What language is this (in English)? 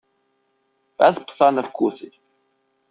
Ukrainian